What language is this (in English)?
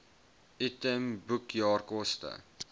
Afrikaans